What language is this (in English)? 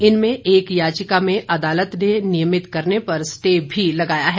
Hindi